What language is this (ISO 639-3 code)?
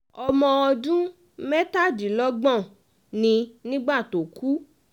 yor